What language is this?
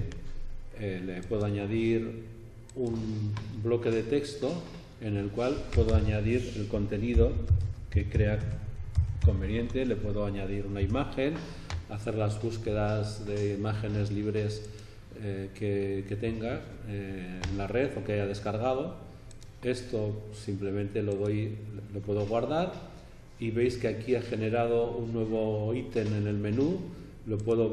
Spanish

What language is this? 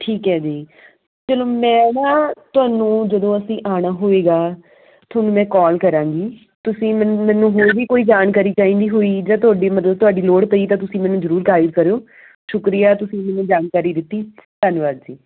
Punjabi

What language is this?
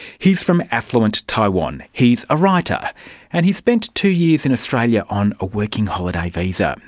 English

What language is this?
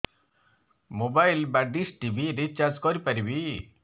Odia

